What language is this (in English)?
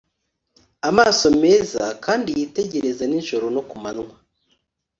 Kinyarwanda